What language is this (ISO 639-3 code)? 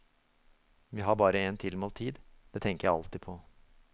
nor